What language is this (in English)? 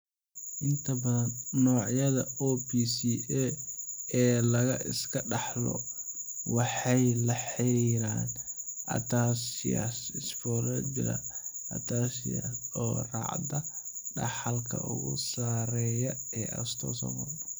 Somali